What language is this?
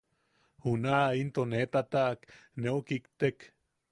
Yaqui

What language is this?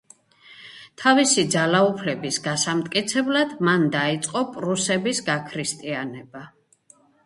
Georgian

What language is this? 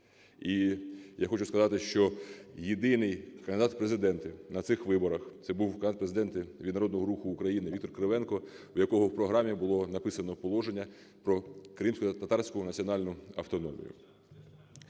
Ukrainian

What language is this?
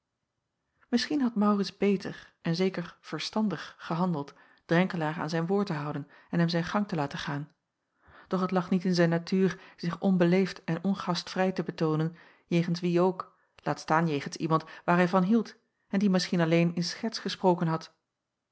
Dutch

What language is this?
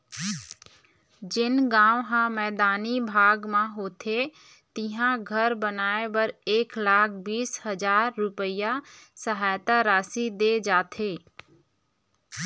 Chhattisgarhi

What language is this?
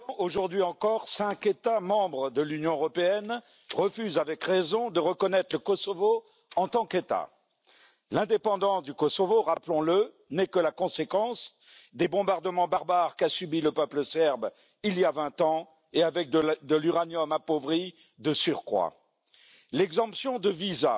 French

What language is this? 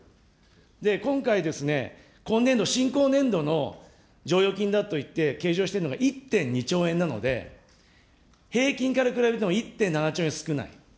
Japanese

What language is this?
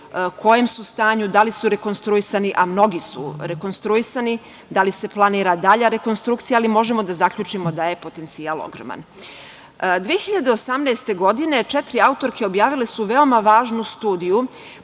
Serbian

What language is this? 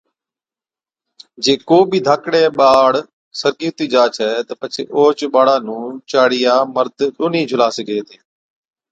Od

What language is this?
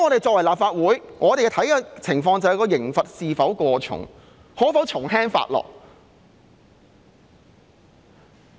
Cantonese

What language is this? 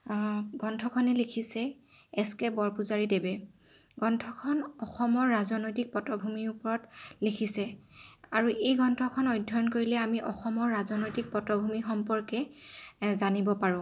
Assamese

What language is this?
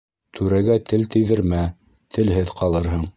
Bashkir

